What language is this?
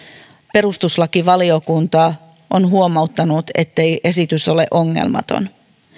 Finnish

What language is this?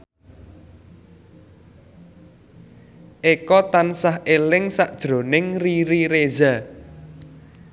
Javanese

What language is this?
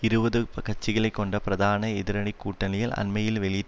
Tamil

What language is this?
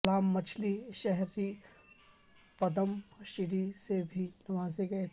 Urdu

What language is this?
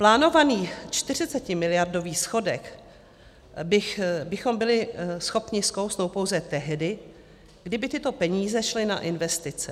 Czech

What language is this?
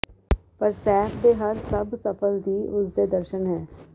Punjabi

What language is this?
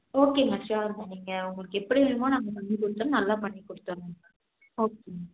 Tamil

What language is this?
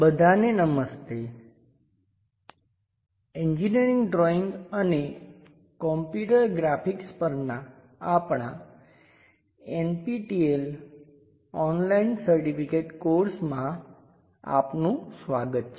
Gujarati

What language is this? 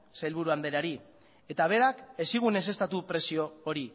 Basque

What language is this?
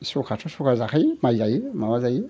Bodo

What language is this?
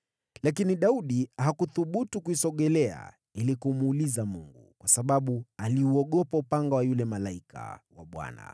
Swahili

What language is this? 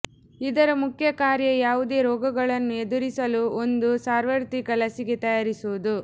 Kannada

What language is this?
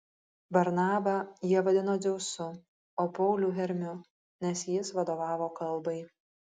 Lithuanian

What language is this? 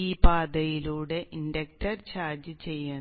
Malayalam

